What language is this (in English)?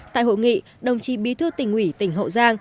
Vietnamese